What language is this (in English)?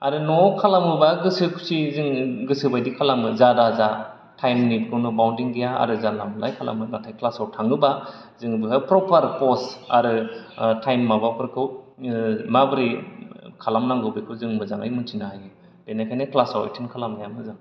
Bodo